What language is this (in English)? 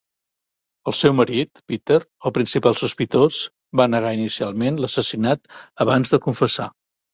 Catalan